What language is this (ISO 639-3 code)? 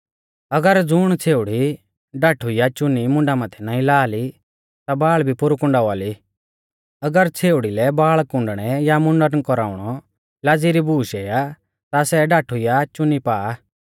bfz